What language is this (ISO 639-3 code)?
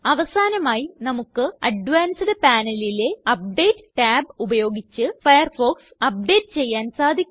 mal